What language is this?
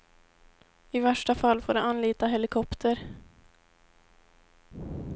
Swedish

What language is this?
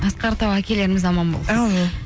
Kazakh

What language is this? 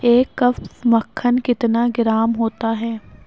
Urdu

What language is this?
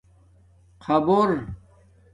Domaaki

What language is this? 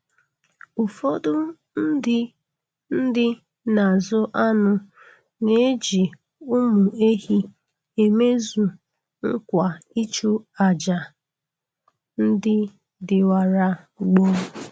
Igbo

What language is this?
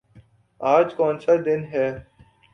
Urdu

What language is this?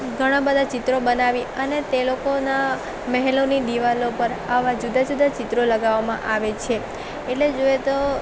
Gujarati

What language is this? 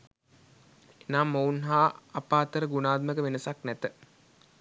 Sinhala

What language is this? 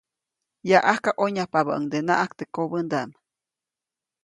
Copainalá Zoque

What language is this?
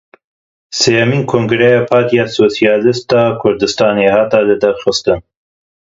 Kurdish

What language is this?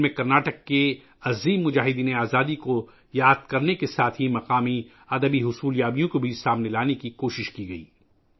Urdu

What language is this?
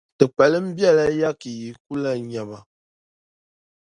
Dagbani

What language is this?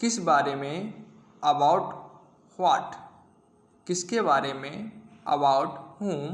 Hindi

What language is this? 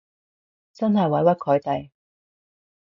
Cantonese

